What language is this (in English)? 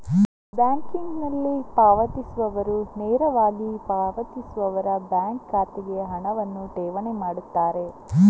Kannada